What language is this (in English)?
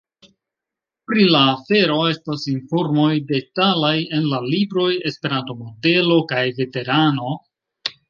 Esperanto